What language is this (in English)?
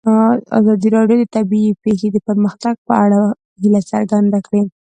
Pashto